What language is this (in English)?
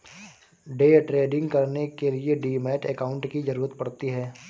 Hindi